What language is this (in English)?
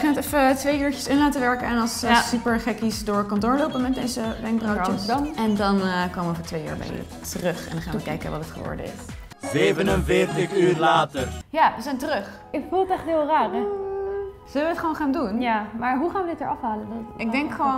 Dutch